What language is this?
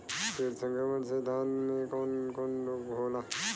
Bhojpuri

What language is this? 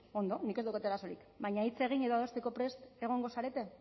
Basque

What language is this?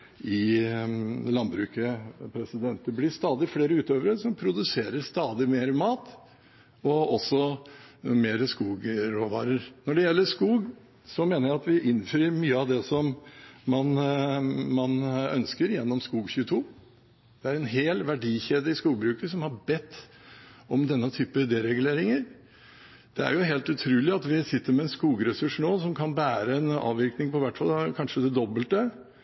Norwegian Bokmål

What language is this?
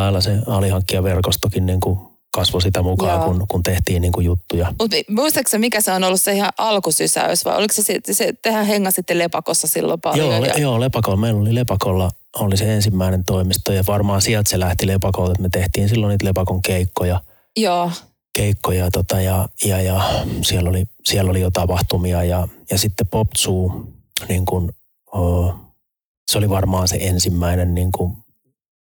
Finnish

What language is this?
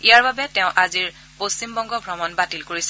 Assamese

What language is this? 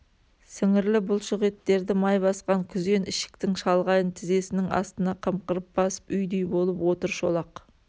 Kazakh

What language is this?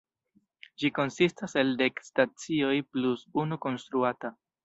Esperanto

